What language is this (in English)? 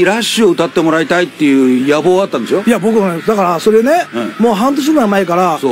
Japanese